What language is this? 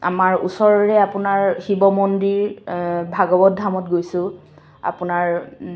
Assamese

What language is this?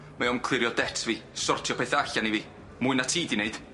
Welsh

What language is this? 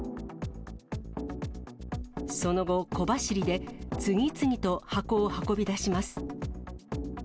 Japanese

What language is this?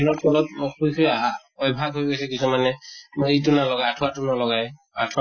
Assamese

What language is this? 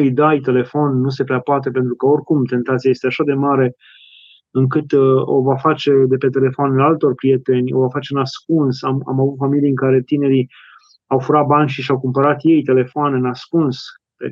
Romanian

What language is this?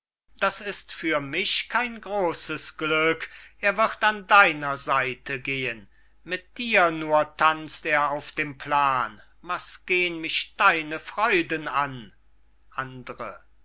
German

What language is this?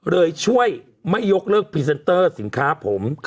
Thai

